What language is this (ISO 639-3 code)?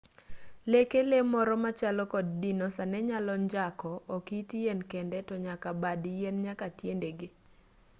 luo